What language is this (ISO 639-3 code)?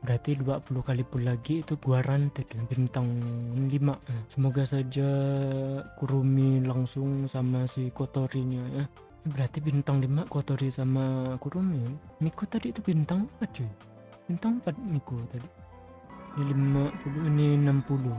ind